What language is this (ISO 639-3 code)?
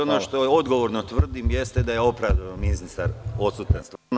srp